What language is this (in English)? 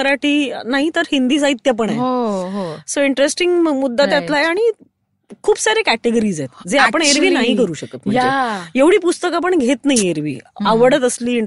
Marathi